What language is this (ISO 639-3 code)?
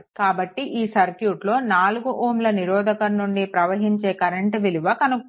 tel